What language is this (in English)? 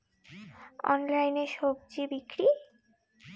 Bangla